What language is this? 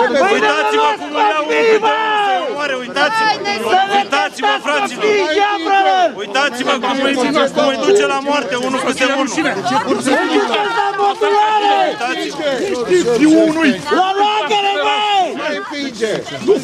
Romanian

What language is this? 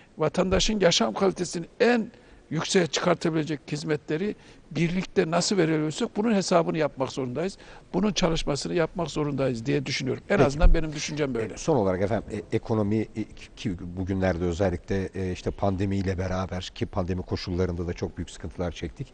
Turkish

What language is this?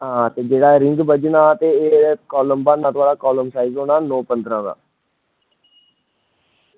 Dogri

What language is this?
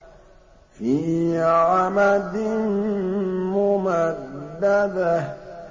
Arabic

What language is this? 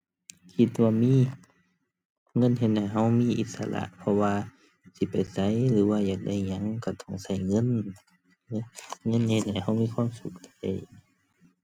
Thai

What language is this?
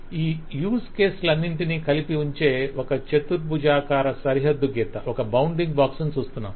Telugu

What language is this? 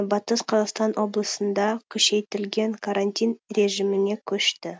Kazakh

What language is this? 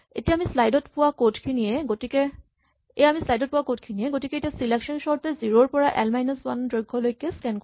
Assamese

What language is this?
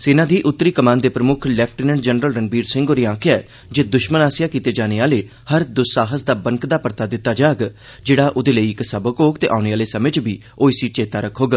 Dogri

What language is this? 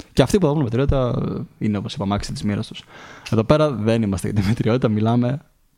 Greek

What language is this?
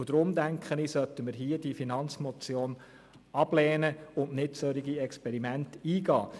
Swiss German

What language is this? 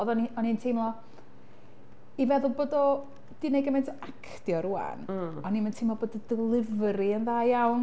Welsh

